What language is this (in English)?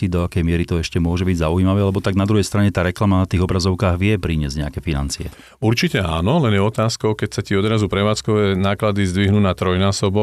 Slovak